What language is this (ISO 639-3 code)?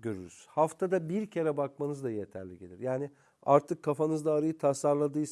tur